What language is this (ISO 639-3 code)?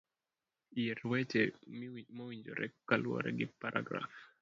luo